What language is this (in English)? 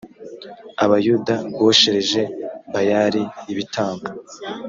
Kinyarwanda